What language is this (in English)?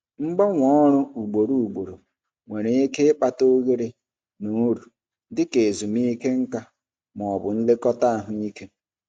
Igbo